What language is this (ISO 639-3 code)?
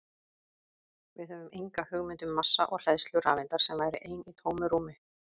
isl